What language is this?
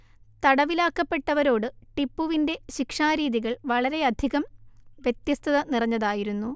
Malayalam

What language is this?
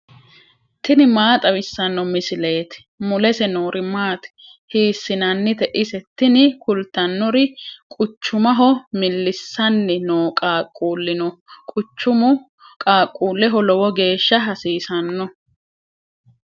Sidamo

